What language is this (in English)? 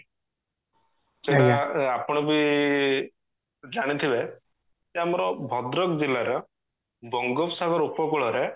Odia